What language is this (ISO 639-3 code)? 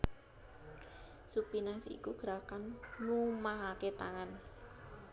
jav